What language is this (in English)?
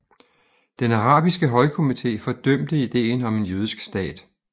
Danish